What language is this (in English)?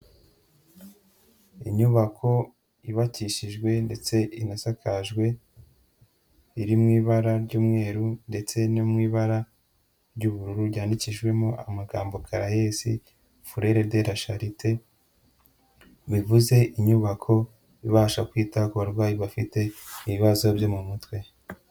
Kinyarwanda